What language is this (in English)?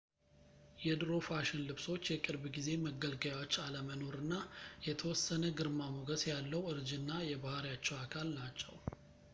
Amharic